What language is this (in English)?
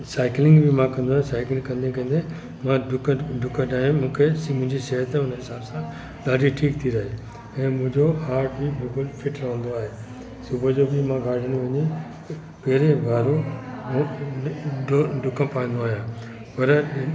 Sindhi